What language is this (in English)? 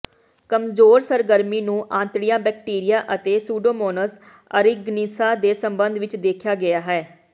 Punjabi